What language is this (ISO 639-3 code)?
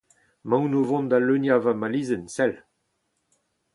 bre